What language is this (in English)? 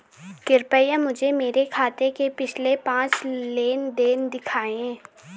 Hindi